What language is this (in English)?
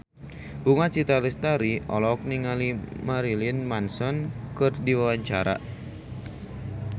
Sundanese